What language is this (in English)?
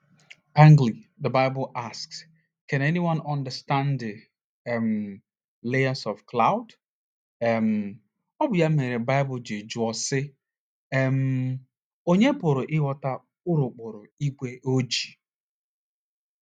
Igbo